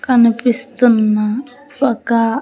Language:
Telugu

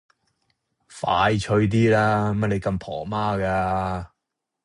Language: Cantonese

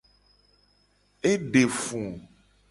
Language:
Gen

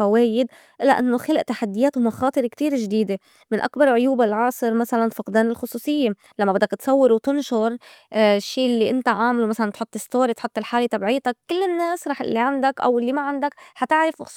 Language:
North Levantine Arabic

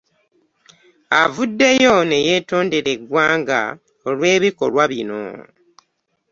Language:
Ganda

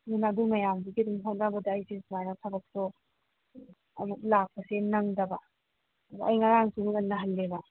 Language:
Manipuri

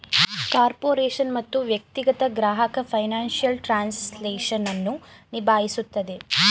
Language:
Kannada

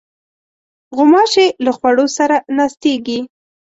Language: Pashto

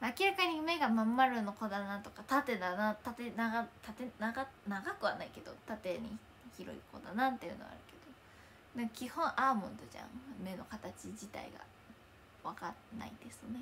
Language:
Japanese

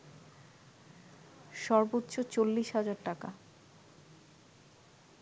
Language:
Bangla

